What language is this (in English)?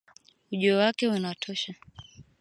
Swahili